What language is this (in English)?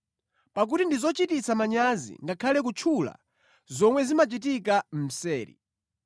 Nyanja